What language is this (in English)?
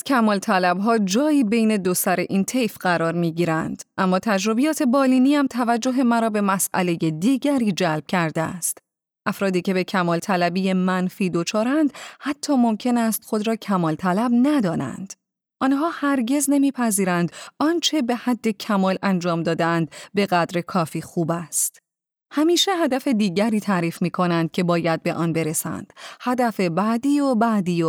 Persian